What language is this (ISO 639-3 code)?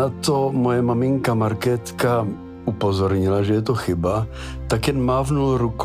ces